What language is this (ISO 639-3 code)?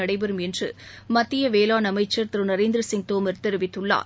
tam